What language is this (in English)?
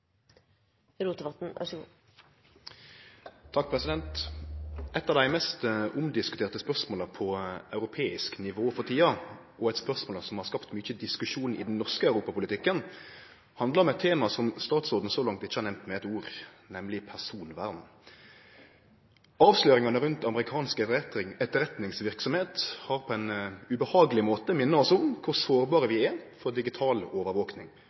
Norwegian Nynorsk